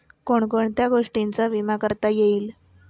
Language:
Marathi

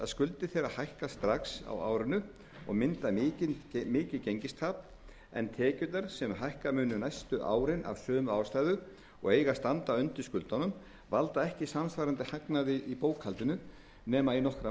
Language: Icelandic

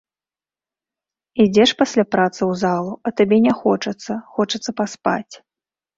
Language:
Belarusian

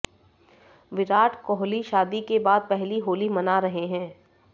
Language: Hindi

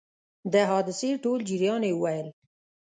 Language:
Pashto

